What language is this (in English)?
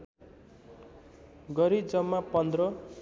Nepali